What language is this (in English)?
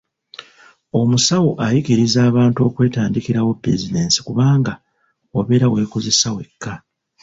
Ganda